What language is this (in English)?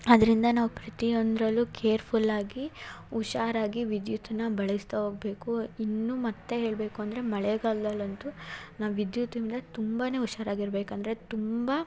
Kannada